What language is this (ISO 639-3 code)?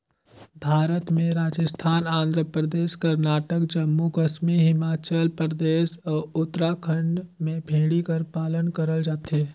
hne